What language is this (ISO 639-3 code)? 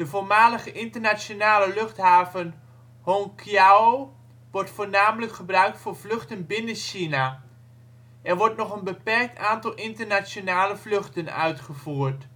nld